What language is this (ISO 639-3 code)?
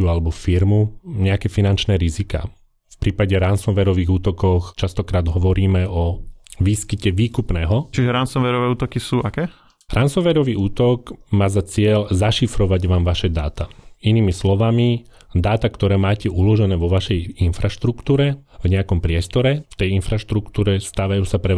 slk